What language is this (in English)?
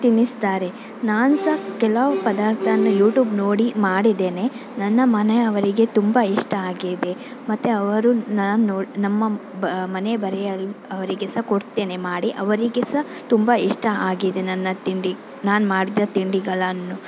Kannada